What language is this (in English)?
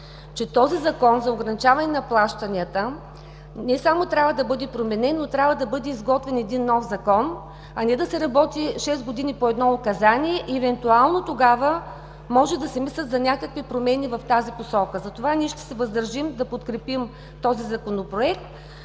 Bulgarian